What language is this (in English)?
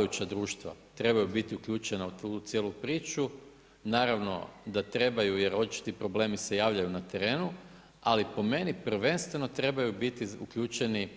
Croatian